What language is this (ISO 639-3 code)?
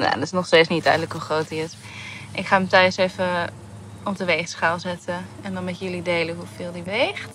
nld